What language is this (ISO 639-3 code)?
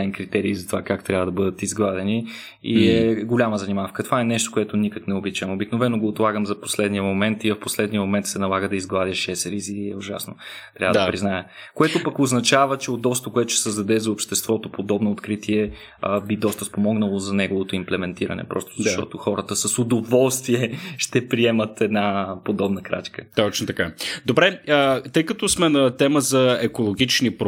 bul